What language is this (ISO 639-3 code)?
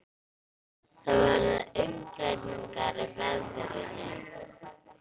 isl